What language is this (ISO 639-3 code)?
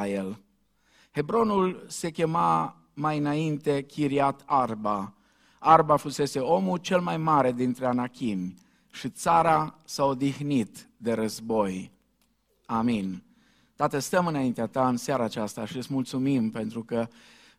ron